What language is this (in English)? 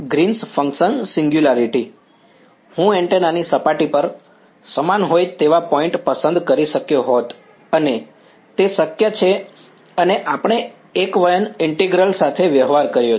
Gujarati